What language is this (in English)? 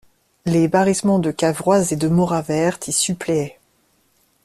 French